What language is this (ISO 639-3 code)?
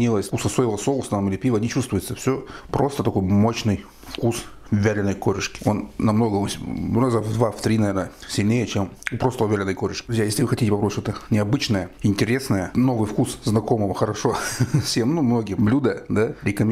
rus